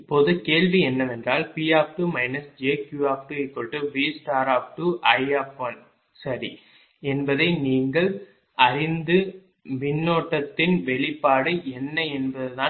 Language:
Tamil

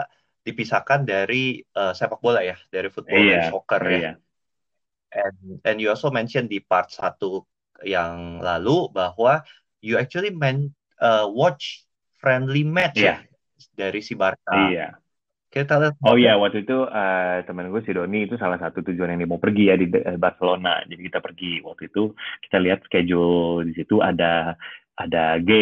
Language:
Indonesian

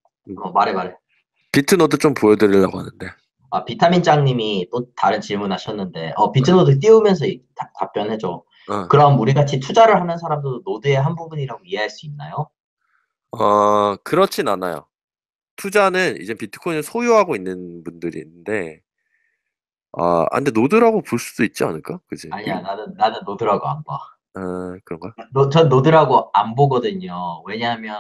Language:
Korean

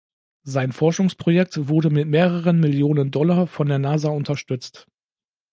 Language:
German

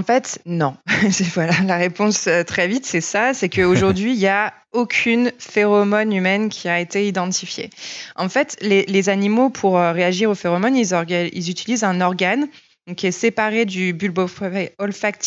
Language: French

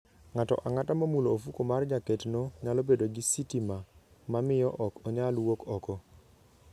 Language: Luo (Kenya and Tanzania)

